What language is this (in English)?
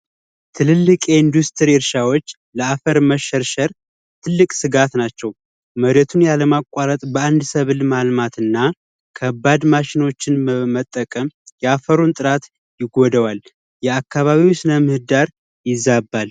Amharic